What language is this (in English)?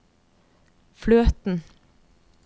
Norwegian